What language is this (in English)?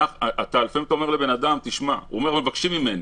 Hebrew